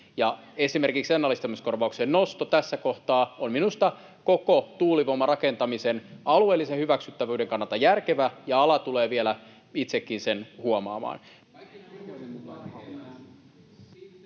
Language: Finnish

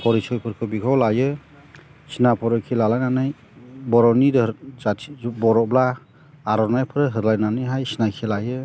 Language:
Bodo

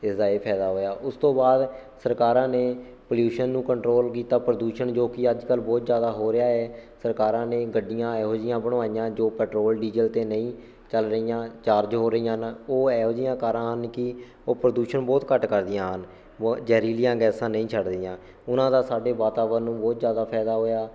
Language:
Punjabi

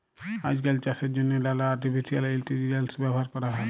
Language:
Bangla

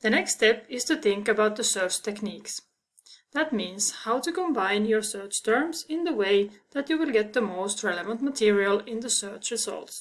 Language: English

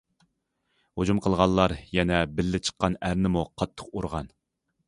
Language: Uyghur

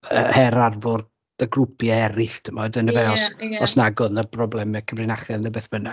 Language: Welsh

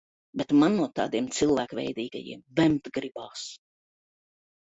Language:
Latvian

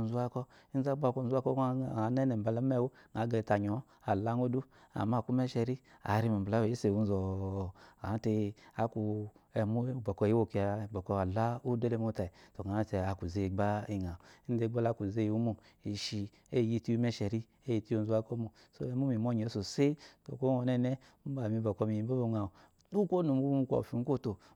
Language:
Eloyi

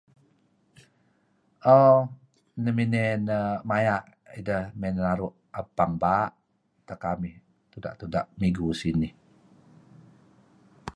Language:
Kelabit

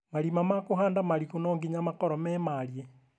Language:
Kikuyu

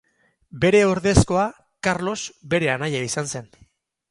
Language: Basque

